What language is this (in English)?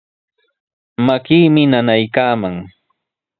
Sihuas Ancash Quechua